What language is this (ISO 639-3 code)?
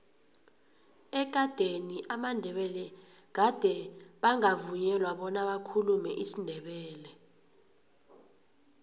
nbl